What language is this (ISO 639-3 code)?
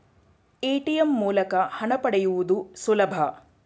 kan